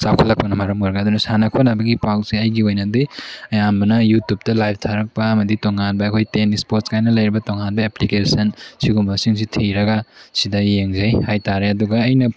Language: Manipuri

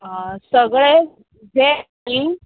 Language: Konkani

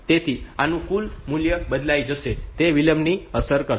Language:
Gujarati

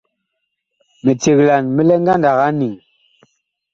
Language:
Bakoko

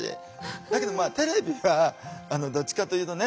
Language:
Japanese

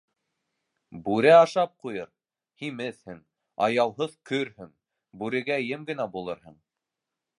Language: Bashkir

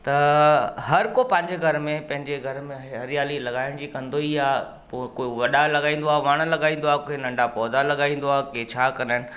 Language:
Sindhi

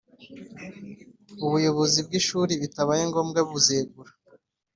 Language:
Kinyarwanda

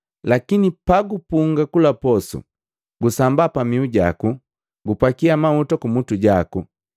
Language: Matengo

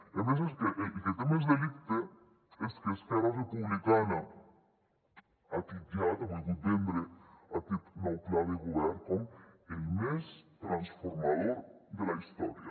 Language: Catalan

